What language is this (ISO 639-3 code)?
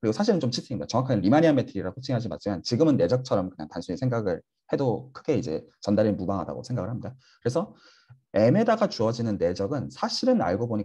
kor